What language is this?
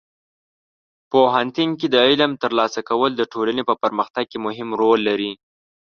Pashto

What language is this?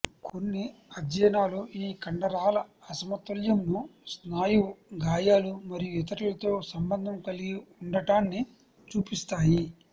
Telugu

